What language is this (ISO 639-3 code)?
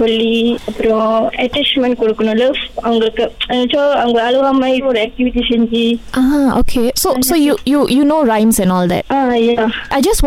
tam